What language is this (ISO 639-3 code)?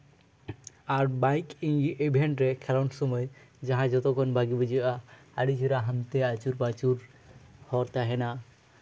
sat